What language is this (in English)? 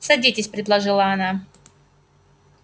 Russian